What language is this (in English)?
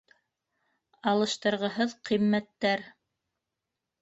Bashkir